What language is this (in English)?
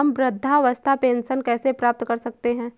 Hindi